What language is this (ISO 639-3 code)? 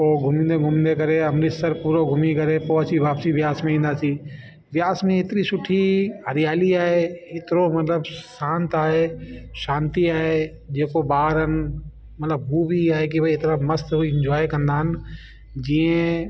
snd